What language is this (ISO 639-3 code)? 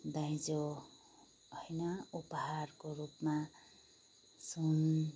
nep